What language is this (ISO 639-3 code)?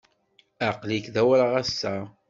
kab